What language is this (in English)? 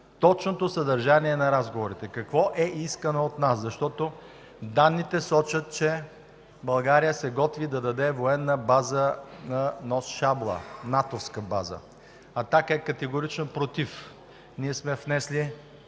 Bulgarian